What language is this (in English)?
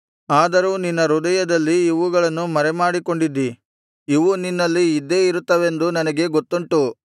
Kannada